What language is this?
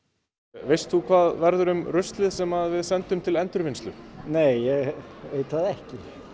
Icelandic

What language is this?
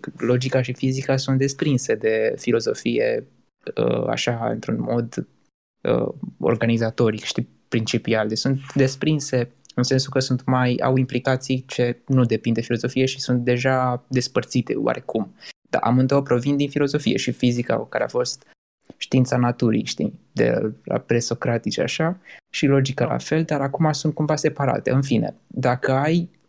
Romanian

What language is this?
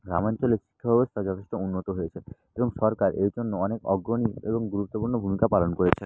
Bangla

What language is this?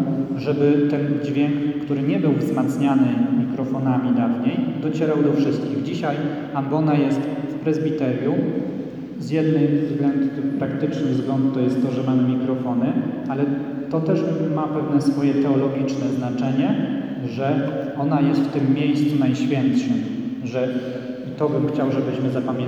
Polish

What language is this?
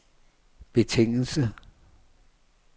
Danish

